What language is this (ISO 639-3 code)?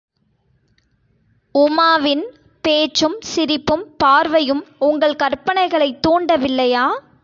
tam